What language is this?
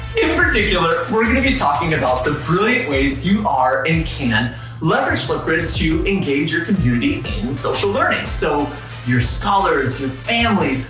English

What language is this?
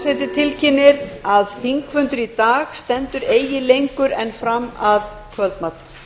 Icelandic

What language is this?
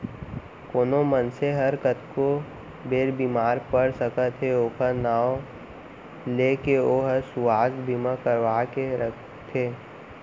Chhattisgarhi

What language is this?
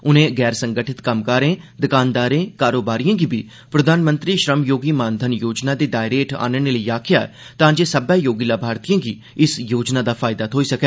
Dogri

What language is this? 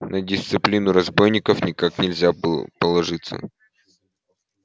Russian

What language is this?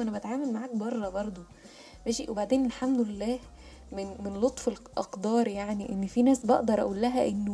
Arabic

